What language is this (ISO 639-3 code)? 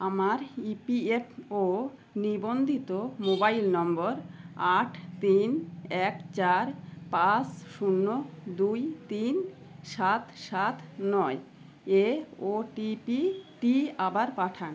ben